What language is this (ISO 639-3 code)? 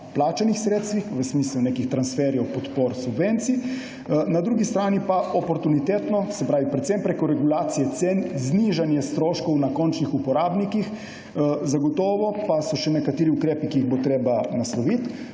slv